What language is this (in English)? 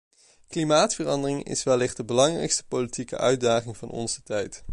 Dutch